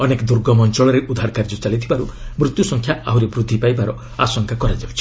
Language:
Odia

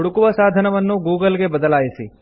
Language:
Kannada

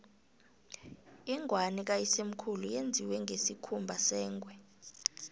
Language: South Ndebele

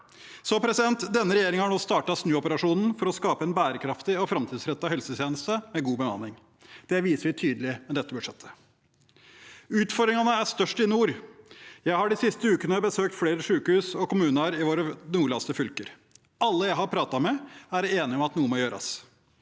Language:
Norwegian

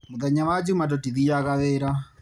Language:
Kikuyu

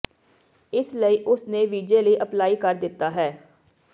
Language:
Punjabi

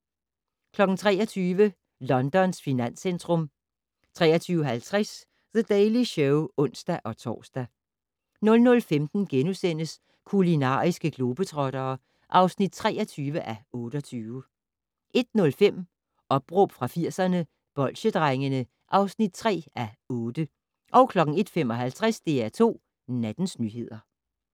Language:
Danish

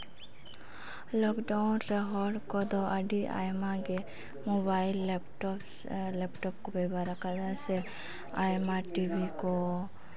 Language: Santali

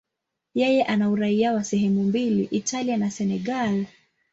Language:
Swahili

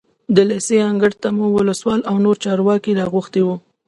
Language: Pashto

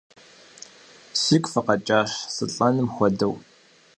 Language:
Kabardian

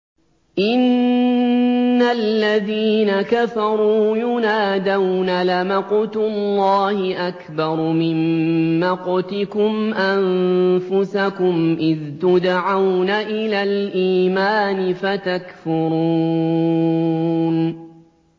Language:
Arabic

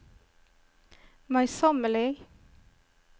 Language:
Norwegian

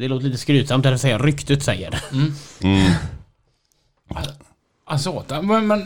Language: Swedish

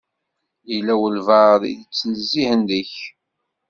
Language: Kabyle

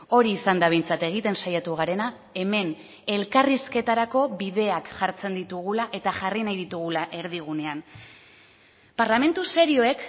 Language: Basque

